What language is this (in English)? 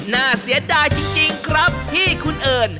Thai